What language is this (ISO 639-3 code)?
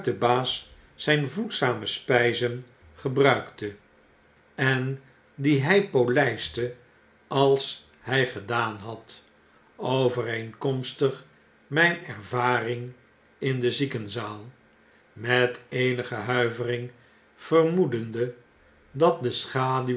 nld